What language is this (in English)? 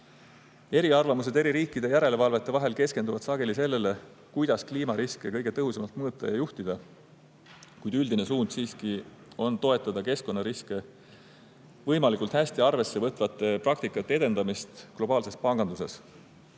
Estonian